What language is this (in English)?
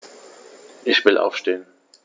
German